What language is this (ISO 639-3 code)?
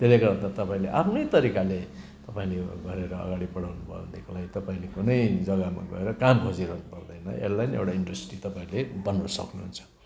nep